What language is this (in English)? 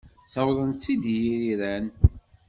Kabyle